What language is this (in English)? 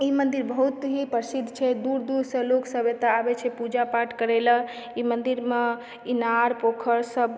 Maithili